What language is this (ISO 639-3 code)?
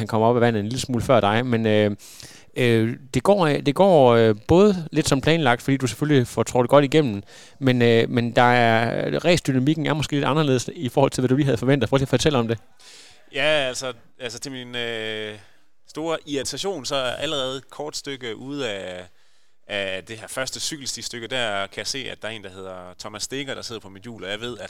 dan